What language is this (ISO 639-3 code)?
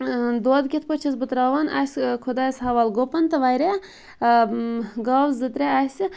kas